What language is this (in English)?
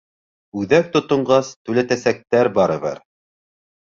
Bashkir